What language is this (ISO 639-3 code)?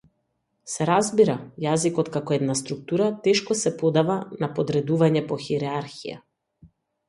mkd